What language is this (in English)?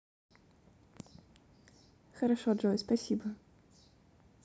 Russian